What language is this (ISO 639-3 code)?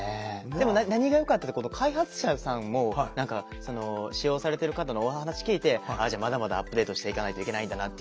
jpn